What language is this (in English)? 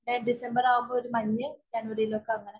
Malayalam